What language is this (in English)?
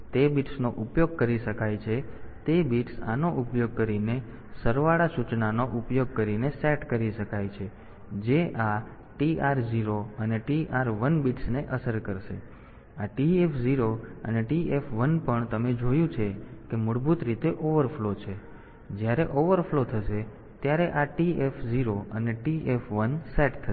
Gujarati